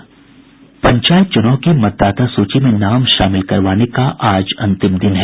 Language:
Hindi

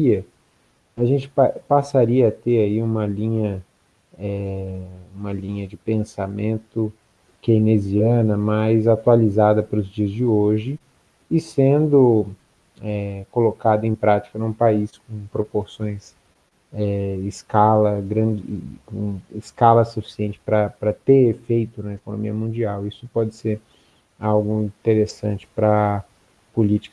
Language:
Portuguese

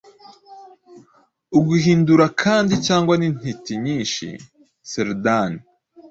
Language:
Kinyarwanda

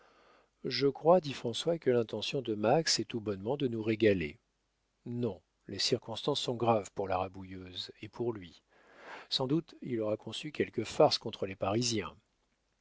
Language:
French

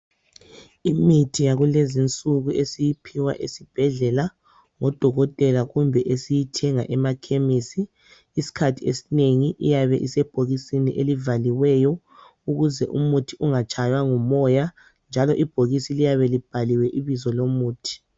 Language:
North Ndebele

